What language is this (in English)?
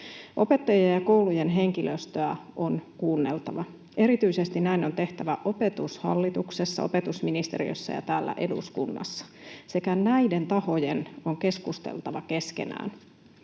Finnish